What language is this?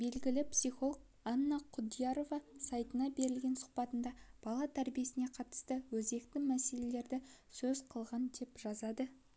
Kazakh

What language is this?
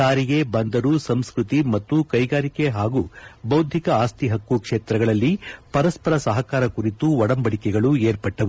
Kannada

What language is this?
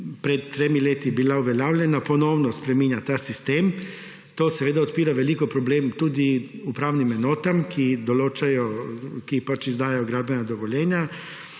Slovenian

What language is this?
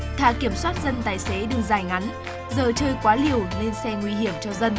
Vietnamese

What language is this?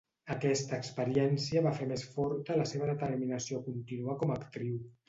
Catalan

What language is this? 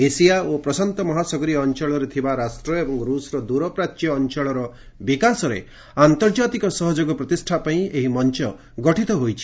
Odia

